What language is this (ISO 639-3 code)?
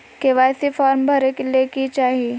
mag